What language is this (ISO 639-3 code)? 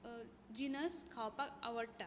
kok